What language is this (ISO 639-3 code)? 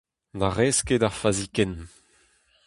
bre